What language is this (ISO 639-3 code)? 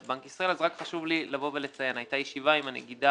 heb